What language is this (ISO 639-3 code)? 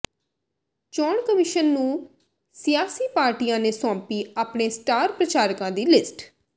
pan